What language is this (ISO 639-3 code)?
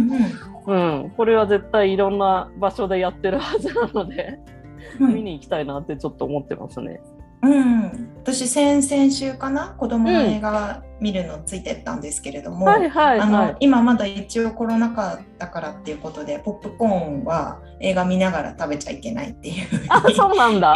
jpn